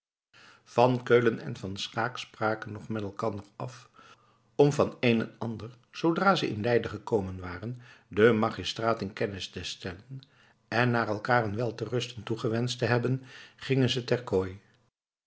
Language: Dutch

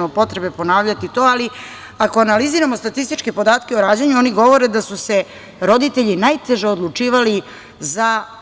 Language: Serbian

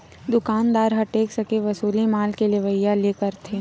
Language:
Chhattisgarhi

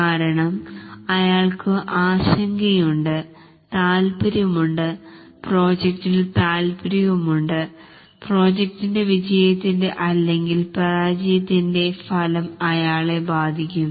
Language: Malayalam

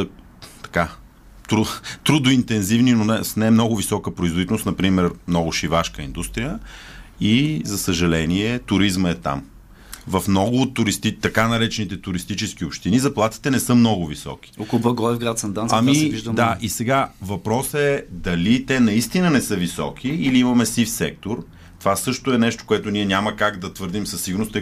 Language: Bulgarian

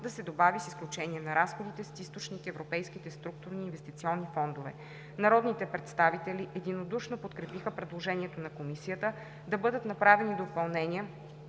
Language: Bulgarian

